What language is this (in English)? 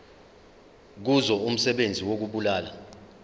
Zulu